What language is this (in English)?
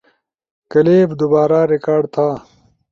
Ushojo